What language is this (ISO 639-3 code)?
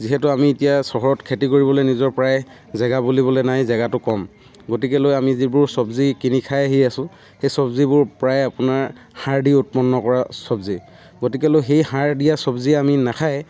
asm